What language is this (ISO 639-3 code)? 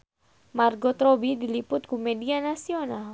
sun